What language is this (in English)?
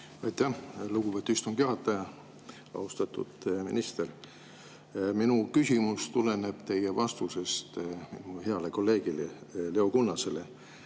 Estonian